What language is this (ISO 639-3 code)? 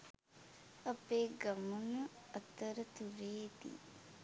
sin